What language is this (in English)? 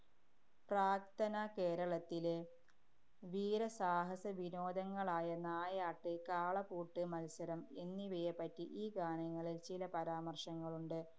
Malayalam